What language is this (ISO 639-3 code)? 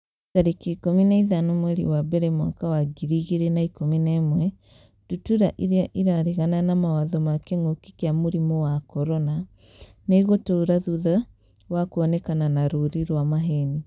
kik